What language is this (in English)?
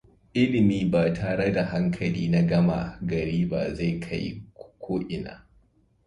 Hausa